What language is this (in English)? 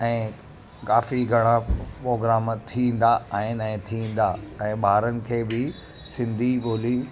Sindhi